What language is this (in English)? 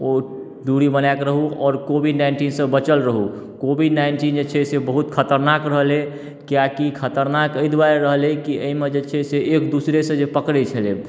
Maithili